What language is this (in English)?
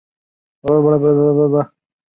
Chinese